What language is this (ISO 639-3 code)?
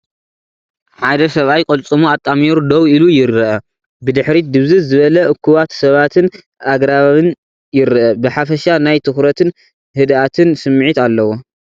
tir